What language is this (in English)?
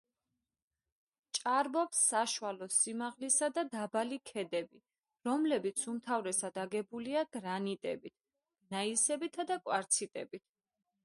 Georgian